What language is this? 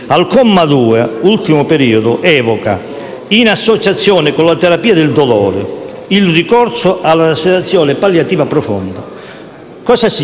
Italian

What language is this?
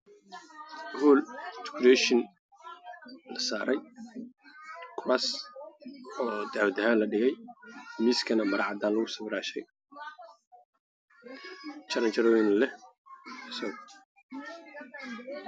Somali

